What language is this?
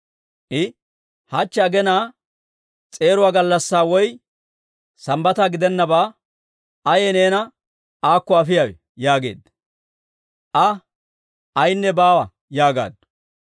Dawro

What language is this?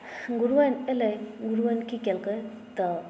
Maithili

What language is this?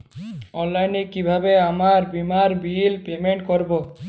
Bangla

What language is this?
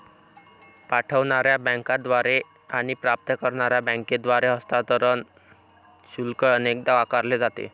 Marathi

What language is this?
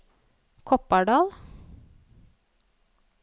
Norwegian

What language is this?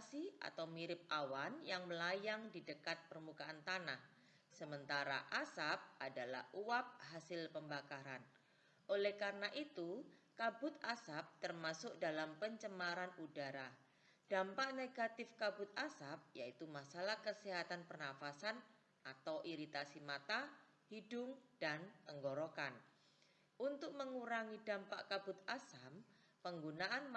Indonesian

